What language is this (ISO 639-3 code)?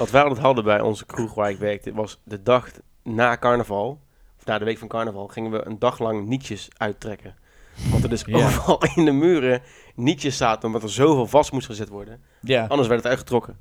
nld